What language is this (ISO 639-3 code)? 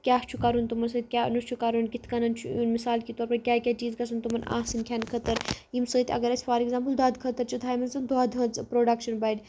kas